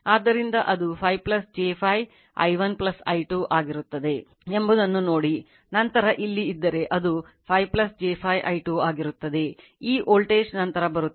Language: Kannada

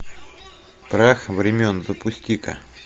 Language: Russian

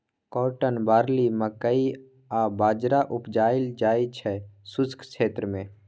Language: Maithili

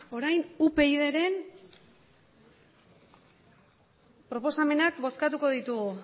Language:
Basque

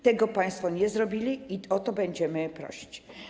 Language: Polish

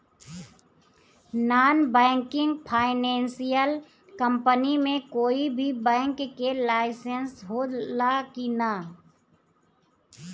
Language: Bhojpuri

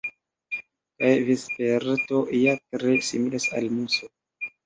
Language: Esperanto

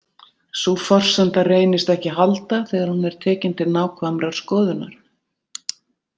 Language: Icelandic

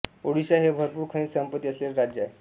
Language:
Marathi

